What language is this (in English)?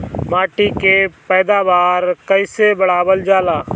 Bhojpuri